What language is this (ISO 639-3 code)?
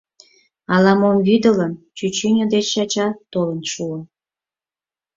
chm